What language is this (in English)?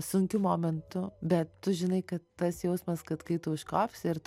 Lithuanian